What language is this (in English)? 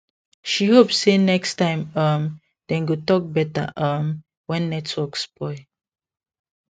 Nigerian Pidgin